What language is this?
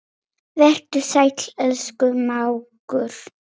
Icelandic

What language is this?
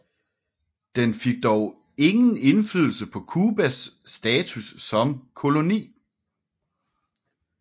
Danish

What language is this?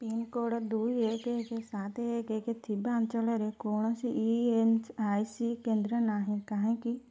Odia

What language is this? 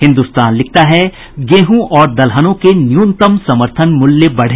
Hindi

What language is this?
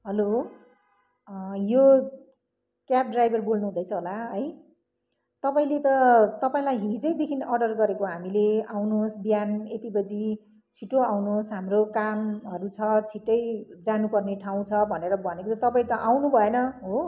Nepali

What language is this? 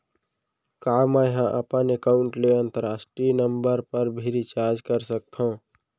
Chhattisgarhi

